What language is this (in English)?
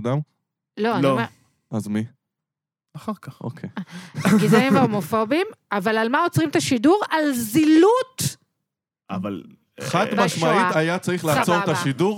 Hebrew